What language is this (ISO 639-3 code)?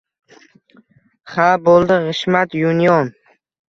uzb